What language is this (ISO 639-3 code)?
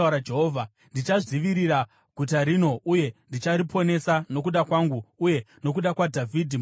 sna